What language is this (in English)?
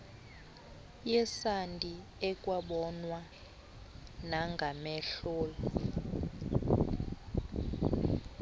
Xhosa